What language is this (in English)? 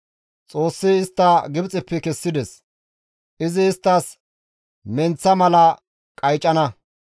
Gamo